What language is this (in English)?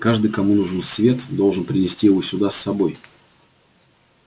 Russian